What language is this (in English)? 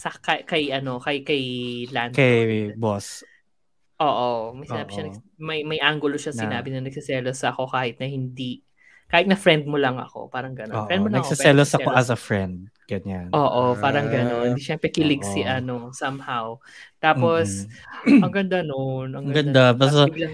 Filipino